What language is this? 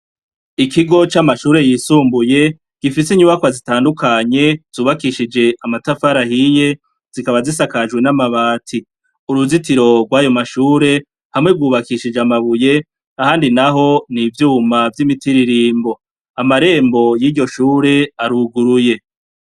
Rundi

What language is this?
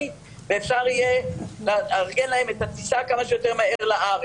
Hebrew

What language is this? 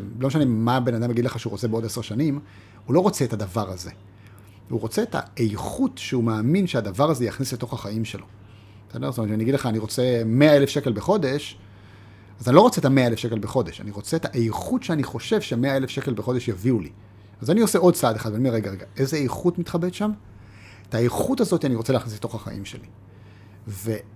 Hebrew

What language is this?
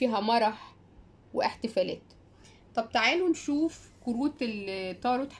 Arabic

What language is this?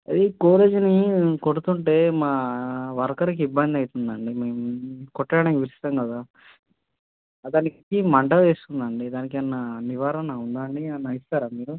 Telugu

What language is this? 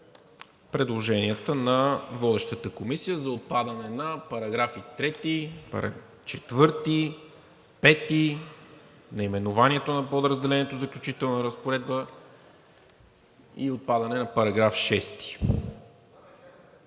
Bulgarian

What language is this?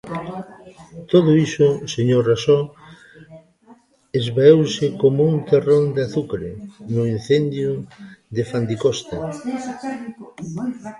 Galician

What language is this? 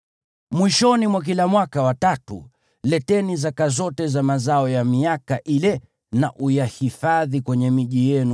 Swahili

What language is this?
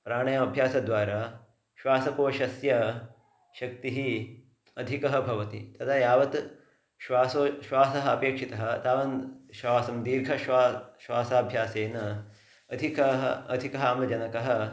Sanskrit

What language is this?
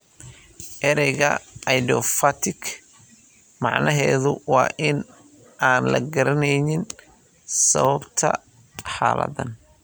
Somali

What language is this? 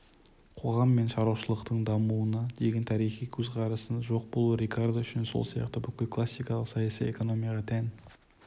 Kazakh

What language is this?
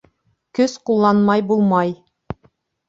Bashkir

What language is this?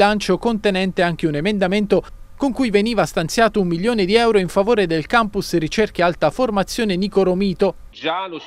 Italian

